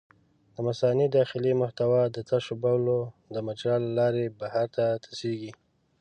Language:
Pashto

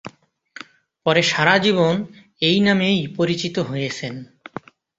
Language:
Bangla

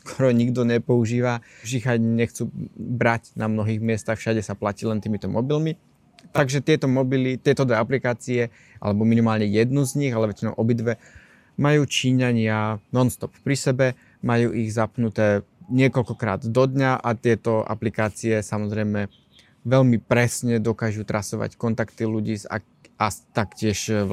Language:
Slovak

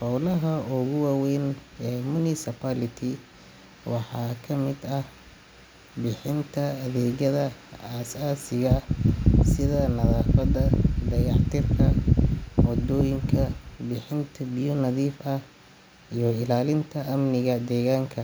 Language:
Somali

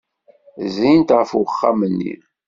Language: Kabyle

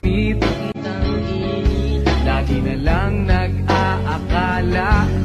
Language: Filipino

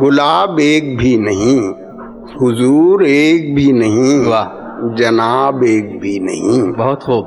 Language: Urdu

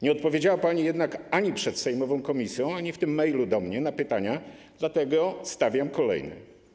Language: Polish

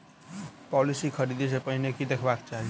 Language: Maithili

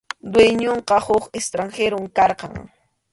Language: Arequipa-La Unión Quechua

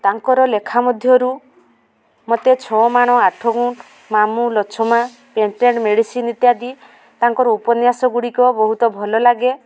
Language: Odia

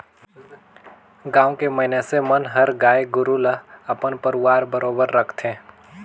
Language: Chhattisgarhi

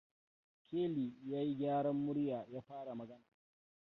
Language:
Hausa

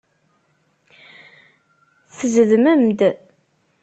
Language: Kabyle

